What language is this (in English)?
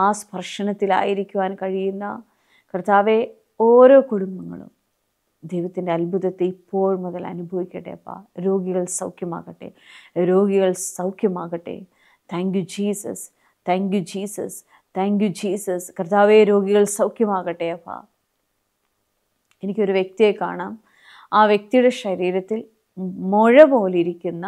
Malayalam